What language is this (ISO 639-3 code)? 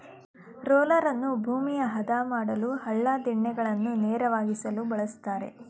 kan